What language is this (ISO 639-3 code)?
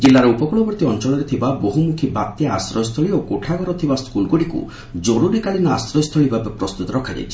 ori